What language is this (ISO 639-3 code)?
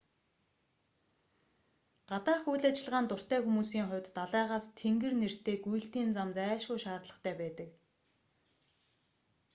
mon